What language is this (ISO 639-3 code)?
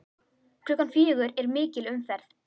isl